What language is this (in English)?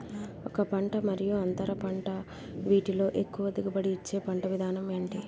Telugu